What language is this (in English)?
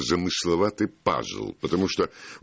Russian